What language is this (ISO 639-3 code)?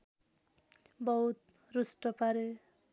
nep